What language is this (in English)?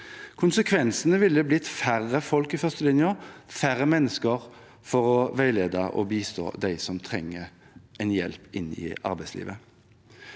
Norwegian